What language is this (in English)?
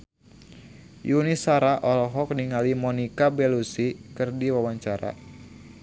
Sundanese